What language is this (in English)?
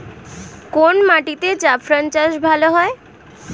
Bangla